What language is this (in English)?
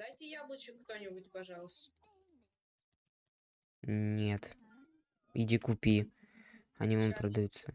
Russian